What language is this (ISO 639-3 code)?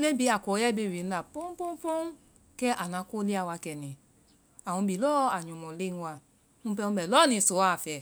vai